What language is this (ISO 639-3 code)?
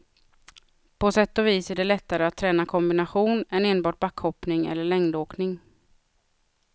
swe